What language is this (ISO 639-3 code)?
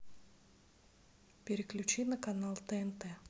rus